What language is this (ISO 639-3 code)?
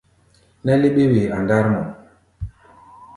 gba